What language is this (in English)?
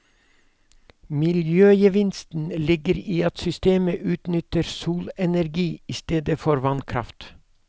Norwegian